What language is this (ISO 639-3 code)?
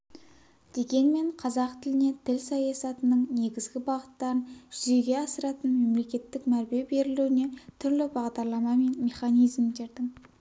kaz